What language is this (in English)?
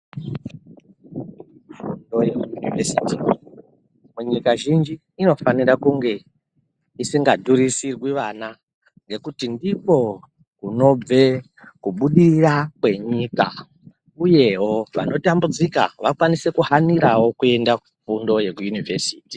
Ndau